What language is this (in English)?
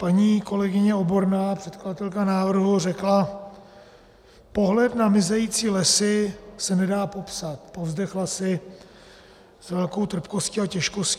Czech